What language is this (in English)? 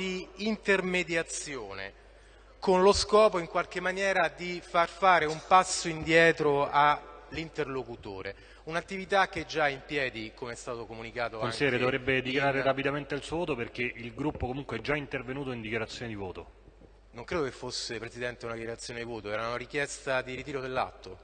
Italian